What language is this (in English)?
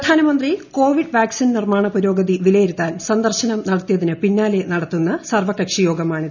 Malayalam